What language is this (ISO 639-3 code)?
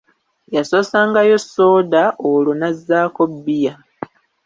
lug